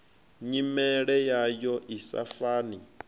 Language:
Venda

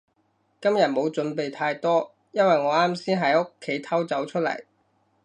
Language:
Cantonese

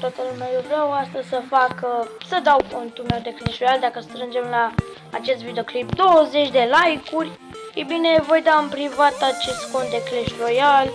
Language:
Romanian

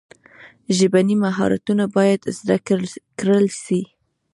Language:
Pashto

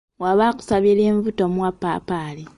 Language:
Ganda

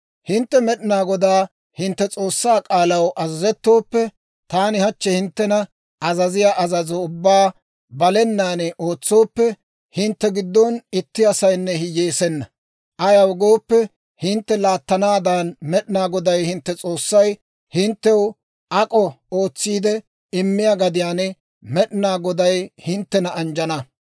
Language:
Dawro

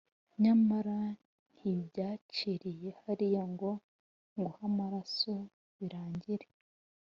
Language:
Kinyarwanda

